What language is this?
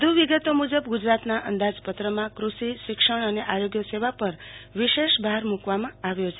Gujarati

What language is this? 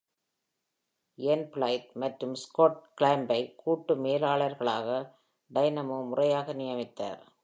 Tamil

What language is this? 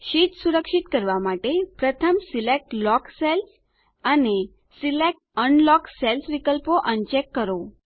Gujarati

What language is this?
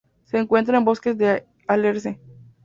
Spanish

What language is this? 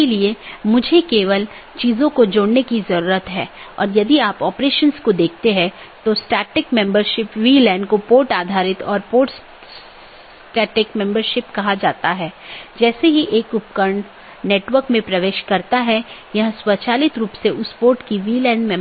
Hindi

